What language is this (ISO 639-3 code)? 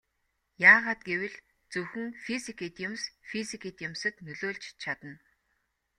mon